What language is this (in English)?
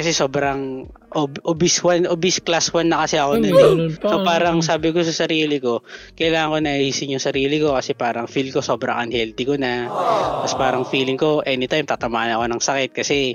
Filipino